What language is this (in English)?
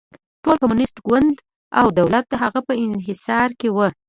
Pashto